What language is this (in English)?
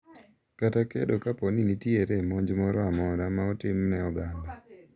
Luo (Kenya and Tanzania)